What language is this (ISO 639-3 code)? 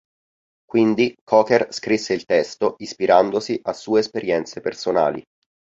ita